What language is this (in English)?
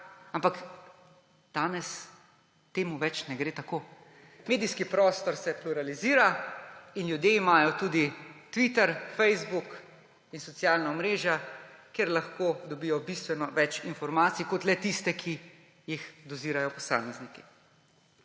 Slovenian